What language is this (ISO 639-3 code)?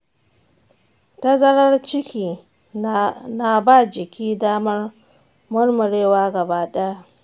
hau